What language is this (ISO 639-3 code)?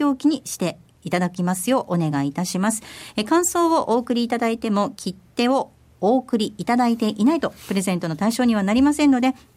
jpn